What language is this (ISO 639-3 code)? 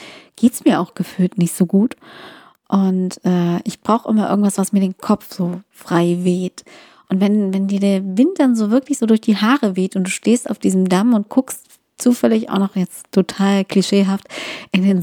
deu